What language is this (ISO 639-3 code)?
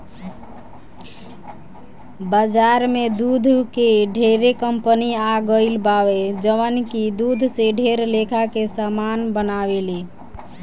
bho